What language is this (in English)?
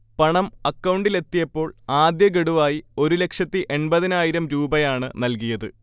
Malayalam